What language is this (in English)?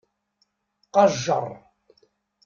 Kabyle